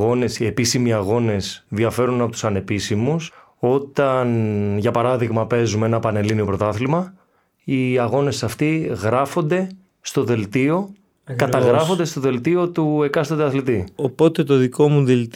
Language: Greek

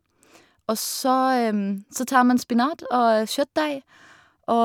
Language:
Norwegian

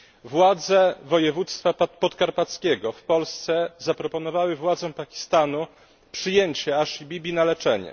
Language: Polish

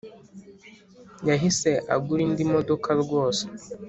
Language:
Kinyarwanda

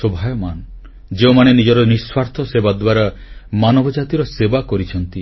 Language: Odia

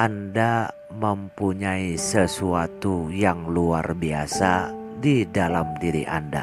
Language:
Indonesian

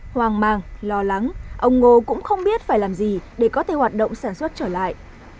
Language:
Vietnamese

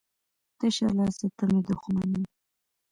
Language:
Pashto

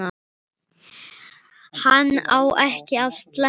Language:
Icelandic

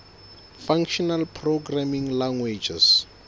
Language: Southern Sotho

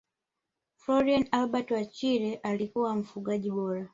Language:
Swahili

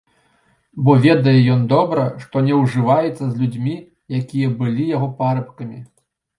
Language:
Belarusian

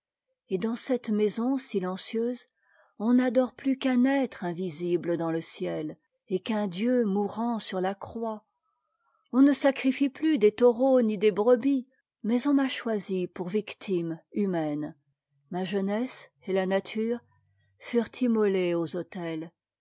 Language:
French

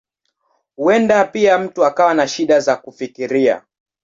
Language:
Swahili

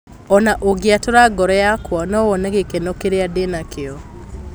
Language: Kikuyu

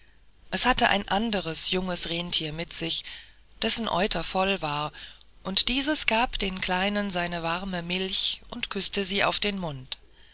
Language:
German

